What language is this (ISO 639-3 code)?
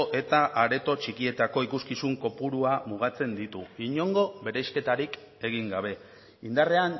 eus